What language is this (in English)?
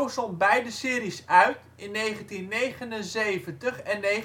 Dutch